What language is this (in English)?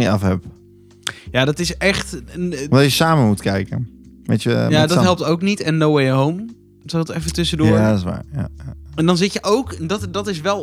Dutch